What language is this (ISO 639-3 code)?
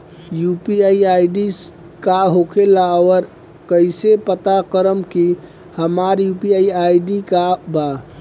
bho